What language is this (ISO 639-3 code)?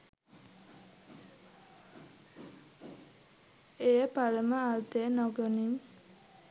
sin